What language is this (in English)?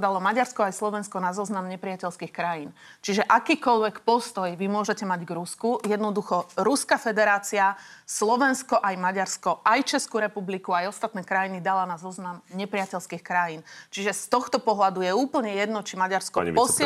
Slovak